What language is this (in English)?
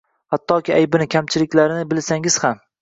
Uzbek